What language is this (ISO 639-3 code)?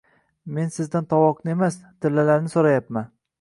uzb